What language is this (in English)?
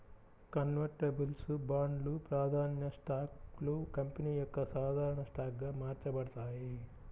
Telugu